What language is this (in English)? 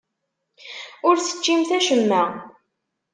Kabyle